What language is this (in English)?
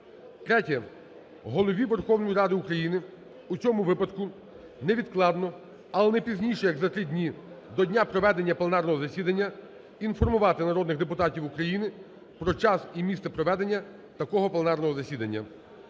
Ukrainian